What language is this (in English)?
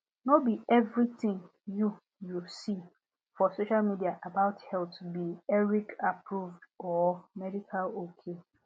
Nigerian Pidgin